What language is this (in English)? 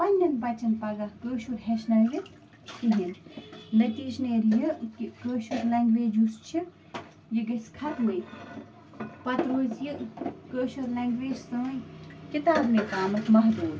Kashmiri